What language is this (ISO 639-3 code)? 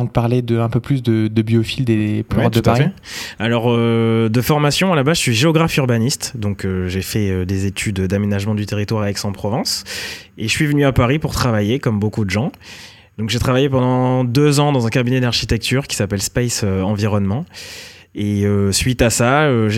fra